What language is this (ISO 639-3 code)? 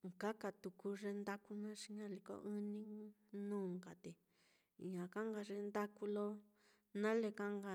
vmm